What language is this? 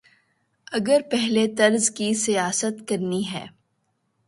Urdu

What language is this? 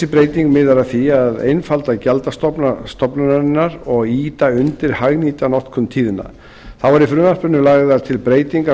Icelandic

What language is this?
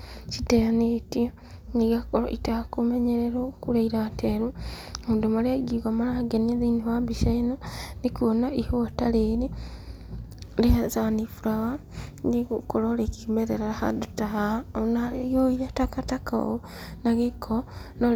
Kikuyu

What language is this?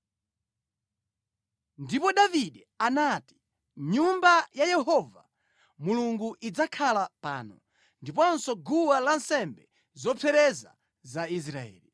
Nyanja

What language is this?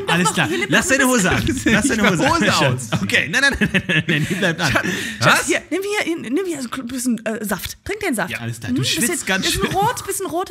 German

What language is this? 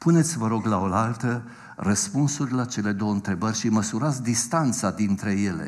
Romanian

